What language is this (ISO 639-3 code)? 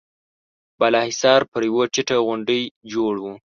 pus